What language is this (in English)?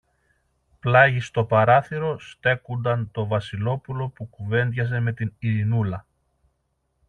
Greek